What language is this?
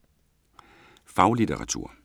Danish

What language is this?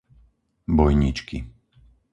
Slovak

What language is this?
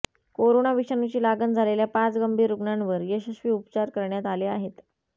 Marathi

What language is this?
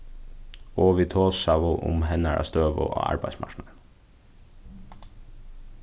Faroese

